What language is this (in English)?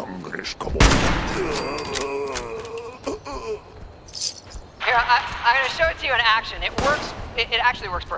English